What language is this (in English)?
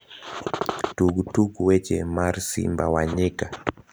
Luo (Kenya and Tanzania)